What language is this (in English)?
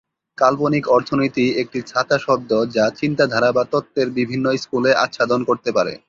Bangla